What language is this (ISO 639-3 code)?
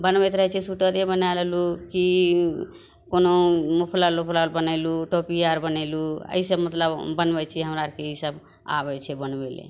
mai